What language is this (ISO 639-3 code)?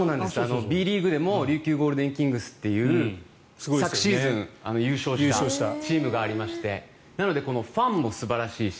jpn